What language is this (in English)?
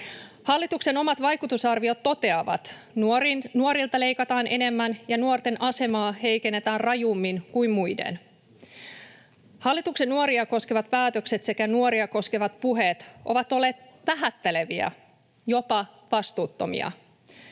Finnish